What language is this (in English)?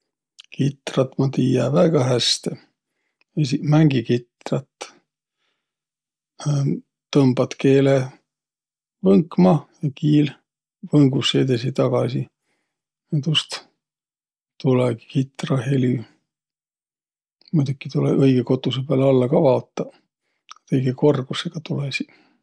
Võro